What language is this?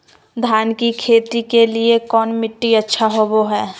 Magahi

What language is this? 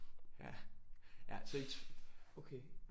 Danish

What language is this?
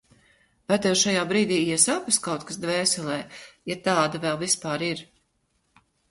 Latvian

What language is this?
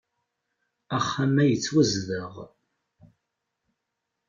Kabyle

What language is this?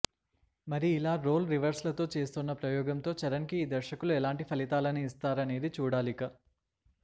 Telugu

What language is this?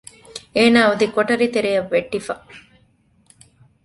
Divehi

